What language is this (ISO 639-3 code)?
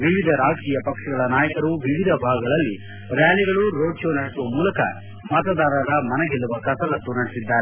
kan